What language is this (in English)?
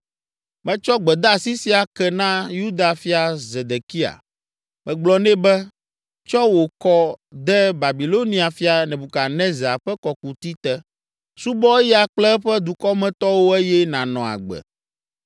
Ewe